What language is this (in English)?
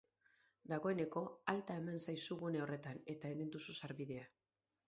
Basque